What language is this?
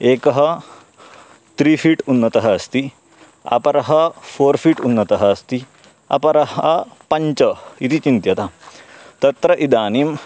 Sanskrit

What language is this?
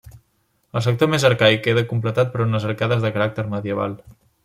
Catalan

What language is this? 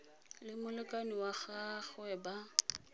Tswana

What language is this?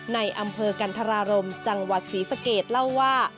Thai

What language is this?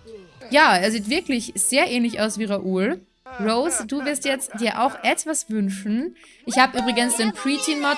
German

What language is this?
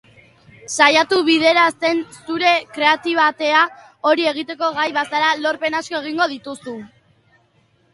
Basque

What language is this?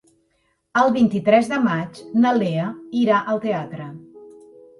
Catalan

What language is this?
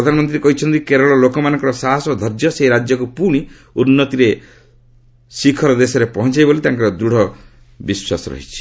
Odia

